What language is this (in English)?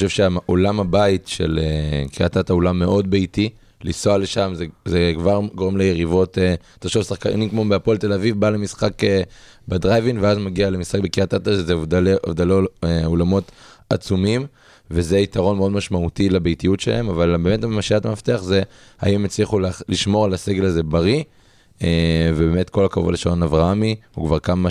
Hebrew